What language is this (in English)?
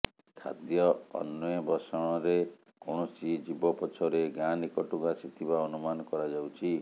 Odia